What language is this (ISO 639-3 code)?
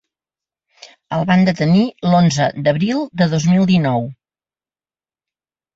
cat